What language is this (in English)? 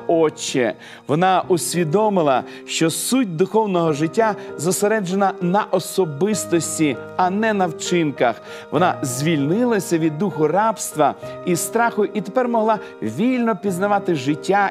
Ukrainian